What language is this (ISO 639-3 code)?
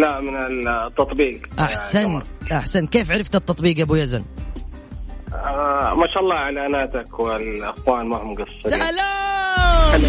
ara